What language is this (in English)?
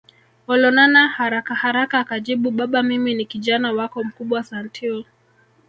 Swahili